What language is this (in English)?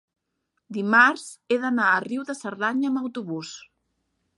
Catalan